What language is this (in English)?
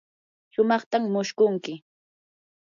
Yanahuanca Pasco Quechua